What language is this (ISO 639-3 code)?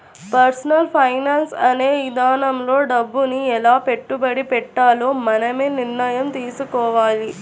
tel